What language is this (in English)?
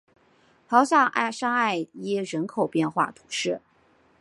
Chinese